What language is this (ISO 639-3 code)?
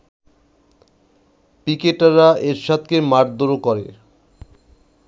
ben